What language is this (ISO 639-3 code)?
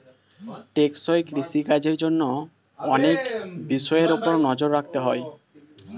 ben